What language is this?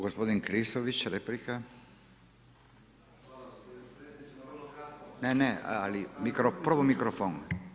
Croatian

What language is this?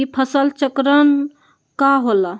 Magahi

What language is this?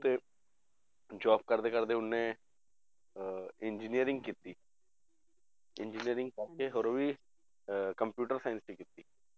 Punjabi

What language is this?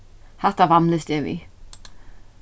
Faroese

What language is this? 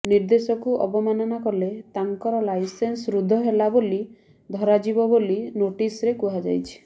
Odia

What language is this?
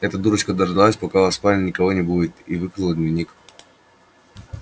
Russian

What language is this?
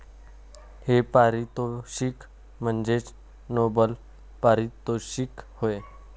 Marathi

